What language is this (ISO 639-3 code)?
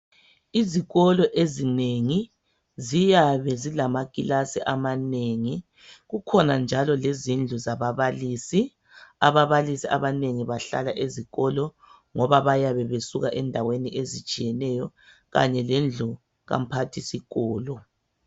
nde